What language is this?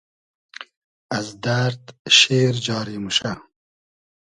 Hazaragi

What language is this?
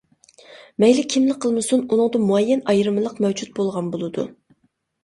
Uyghur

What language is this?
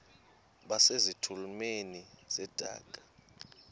Xhosa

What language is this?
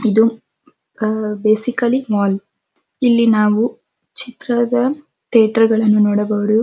Kannada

